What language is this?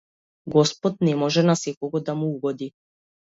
Macedonian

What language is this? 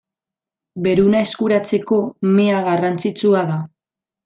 Basque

